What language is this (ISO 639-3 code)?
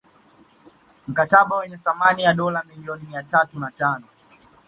swa